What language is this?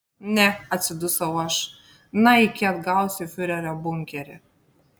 Lithuanian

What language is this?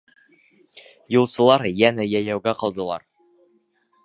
Bashkir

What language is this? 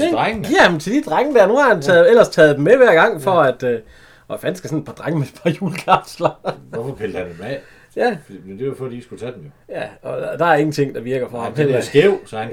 Danish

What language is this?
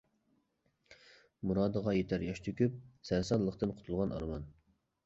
Uyghur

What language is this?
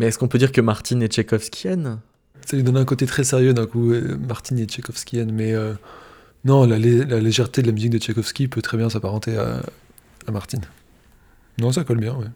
French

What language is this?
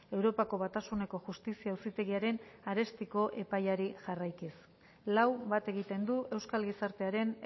Basque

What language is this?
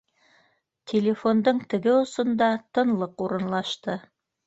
Bashkir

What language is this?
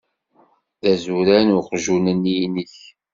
Kabyle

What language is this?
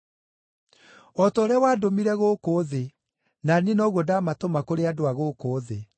Kikuyu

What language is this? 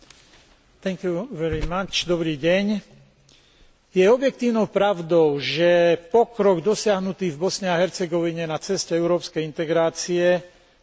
Slovak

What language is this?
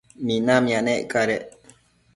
Matsés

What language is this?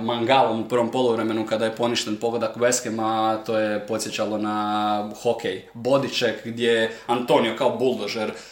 Croatian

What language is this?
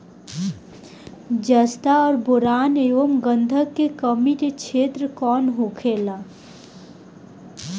Bhojpuri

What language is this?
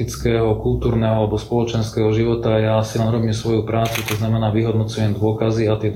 Slovak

